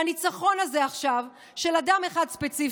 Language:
Hebrew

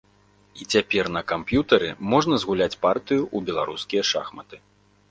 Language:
Belarusian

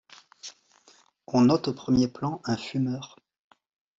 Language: French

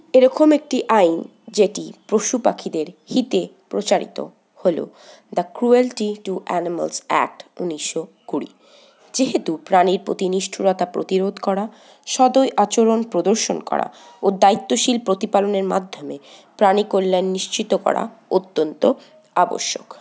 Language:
Bangla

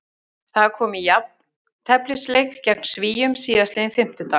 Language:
Icelandic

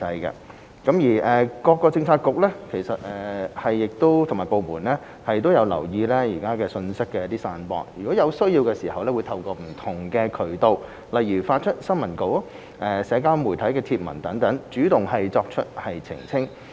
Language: Cantonese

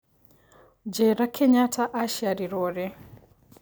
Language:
Kikuyu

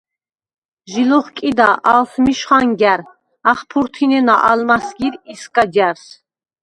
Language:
Svan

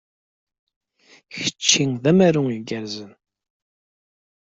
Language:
Kabyle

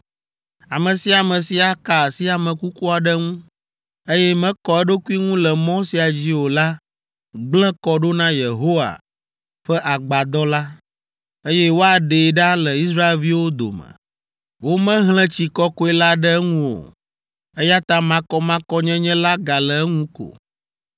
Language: Ewe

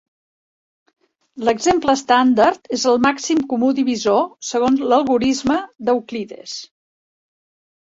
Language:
Catalan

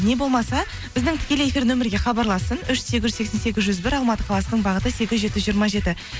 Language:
Kazakh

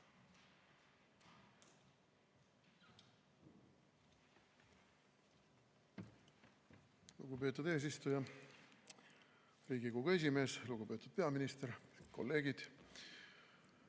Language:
Estonian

